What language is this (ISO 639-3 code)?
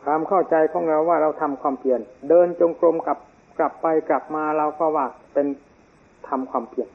tha